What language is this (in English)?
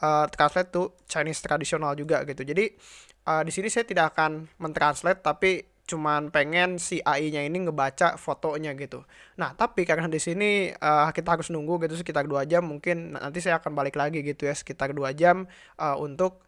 Indonesian